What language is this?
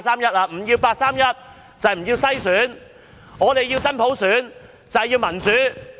Cantonese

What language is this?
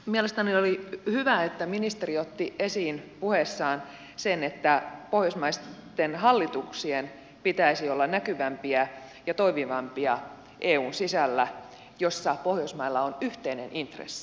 Finnish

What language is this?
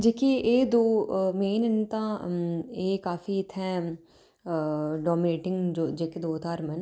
Dogri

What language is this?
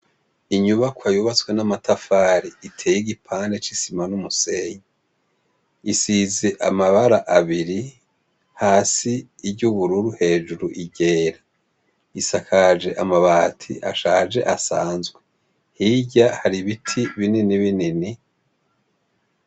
Rundi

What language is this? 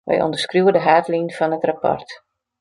Western Frisian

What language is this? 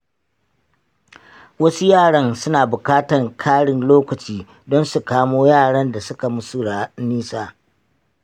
Hausa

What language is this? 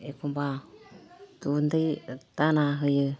Bodo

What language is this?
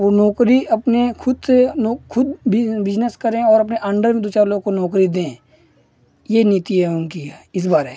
Hindi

